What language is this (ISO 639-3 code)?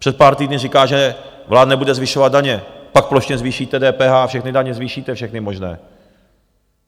ces